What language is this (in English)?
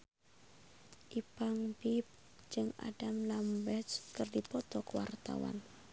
Sundanese